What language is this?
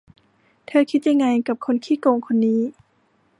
Thai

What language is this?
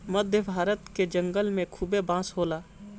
Bhojpuri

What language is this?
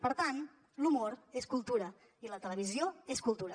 Catalan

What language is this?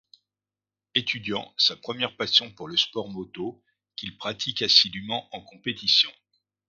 French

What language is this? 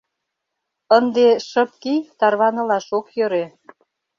Mari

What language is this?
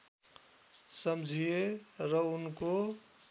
Nepali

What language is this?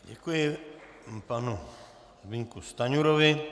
Czech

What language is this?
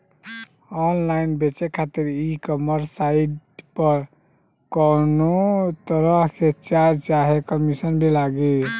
Bhojpuri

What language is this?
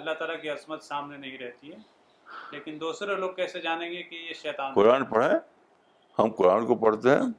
Urdu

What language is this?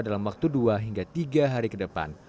Indonesian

